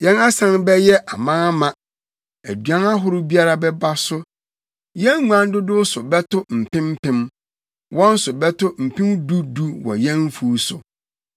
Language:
Akan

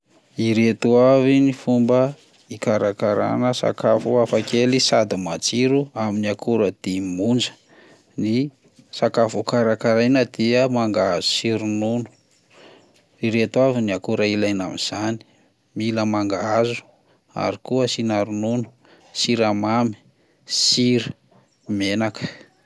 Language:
Malagasy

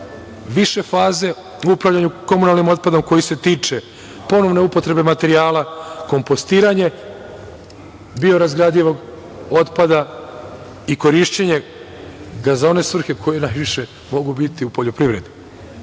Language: Serbian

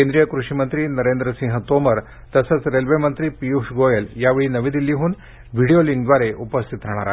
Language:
Marathi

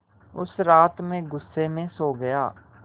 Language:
Hindi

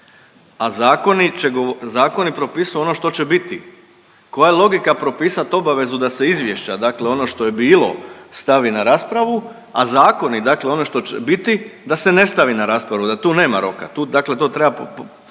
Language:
Croatian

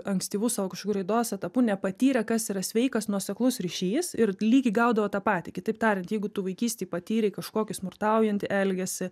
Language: Lithuanian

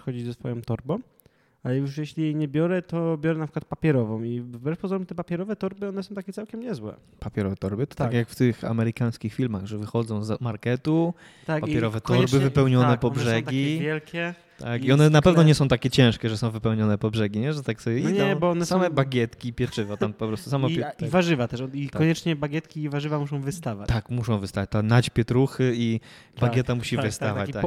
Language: Polish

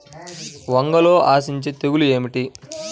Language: Telugu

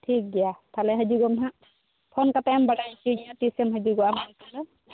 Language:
Santali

